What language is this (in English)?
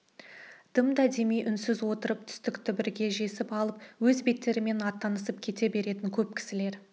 Kazakh